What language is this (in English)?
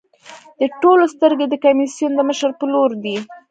Pashto